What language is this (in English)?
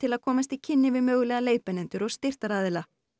Icelandic